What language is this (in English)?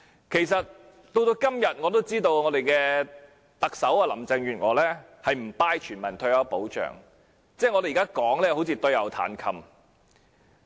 Cantonese